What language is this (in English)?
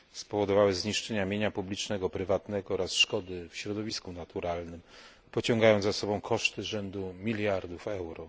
Polish